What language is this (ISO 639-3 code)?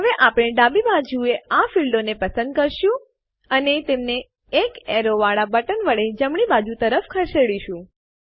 guj